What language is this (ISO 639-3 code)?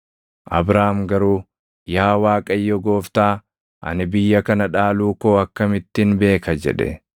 orm